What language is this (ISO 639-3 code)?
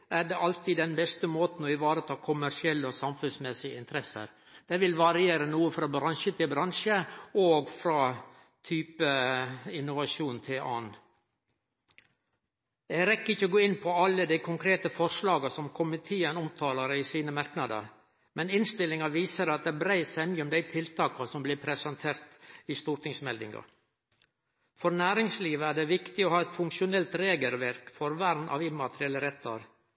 nno